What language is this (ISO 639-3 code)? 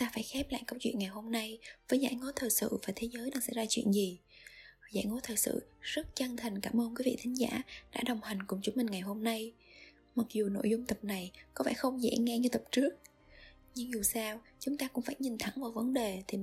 vie